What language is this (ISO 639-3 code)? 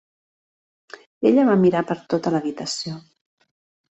cat